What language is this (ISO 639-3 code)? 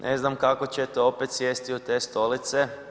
hrv